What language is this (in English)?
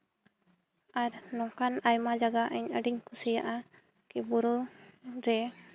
Santali